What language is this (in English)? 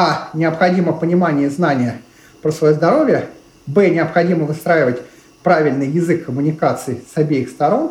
Russian